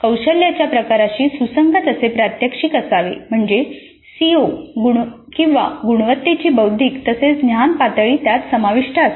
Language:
Marathi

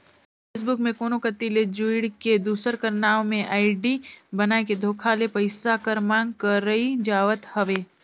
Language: Chhattisgarhi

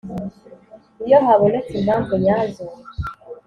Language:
Kinyarwanda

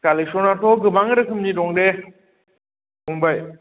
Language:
Bodo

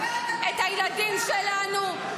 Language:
Hebrew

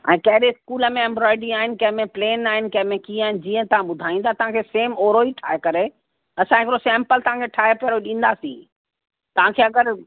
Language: Sindhi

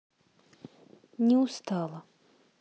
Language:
Russian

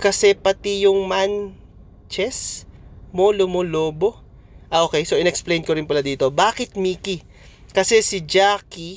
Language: Filipino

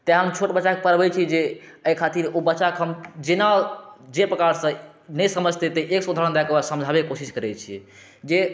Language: Maithili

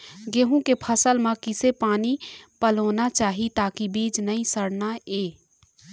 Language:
Chhattisgarhi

